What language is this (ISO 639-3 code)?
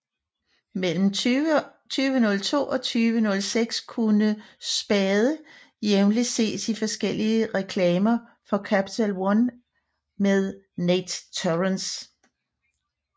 dan